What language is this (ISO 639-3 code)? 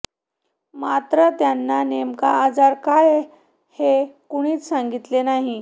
mar